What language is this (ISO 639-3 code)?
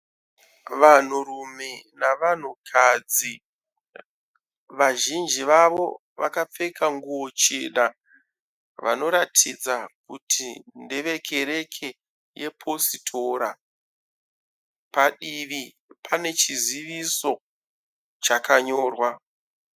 sna